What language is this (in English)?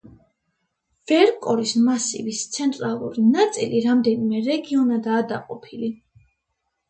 Georgian